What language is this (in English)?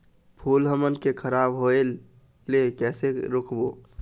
Chhattisgarhi